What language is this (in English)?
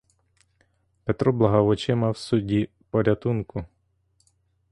Ukrainian